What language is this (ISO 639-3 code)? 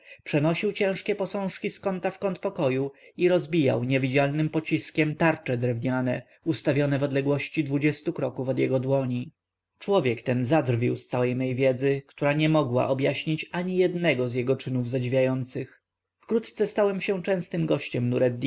pol